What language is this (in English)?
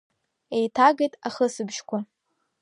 Abkhazian